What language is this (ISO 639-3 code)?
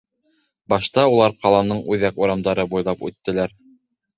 bak